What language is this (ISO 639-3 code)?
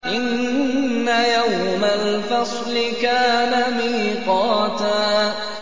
ara